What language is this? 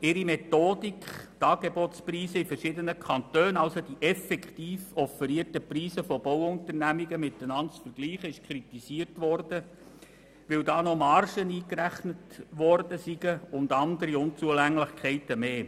Swiss German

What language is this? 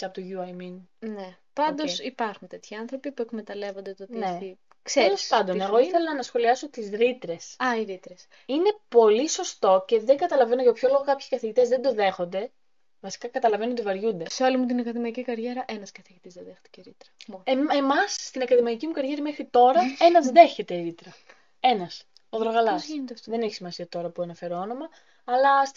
Greek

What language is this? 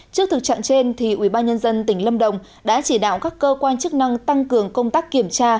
Vietnamese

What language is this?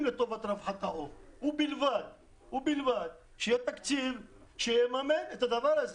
Hebrew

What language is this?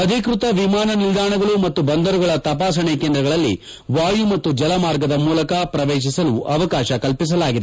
Kannada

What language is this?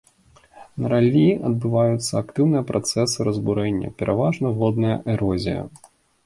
Belarusian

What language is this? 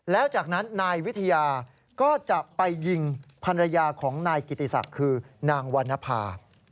Thai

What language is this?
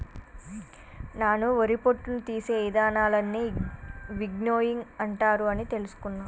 Telugu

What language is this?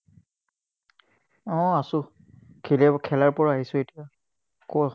Assamese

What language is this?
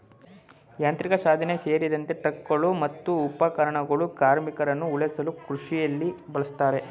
Kannada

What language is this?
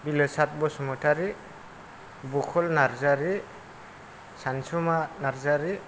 Bodo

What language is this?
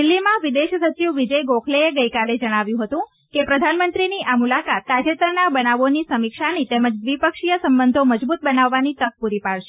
Gujarati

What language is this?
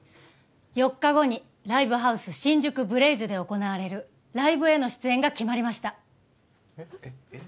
Japanese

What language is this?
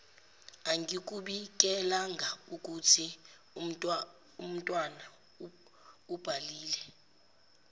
Zulu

